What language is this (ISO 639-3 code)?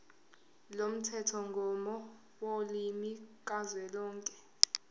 zul